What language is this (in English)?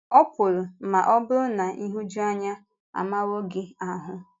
Igbo